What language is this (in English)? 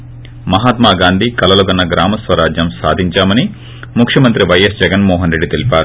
Telugu